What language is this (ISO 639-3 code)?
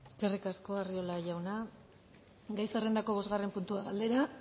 eus